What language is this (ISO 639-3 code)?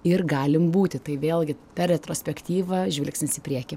lit